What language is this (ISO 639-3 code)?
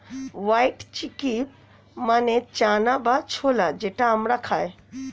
ben